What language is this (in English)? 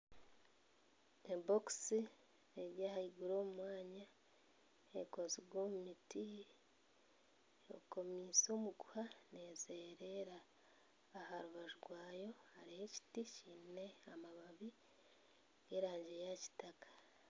Nyankole